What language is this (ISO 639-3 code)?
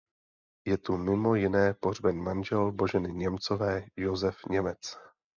ces